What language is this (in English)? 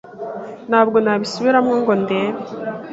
Kinyarwanda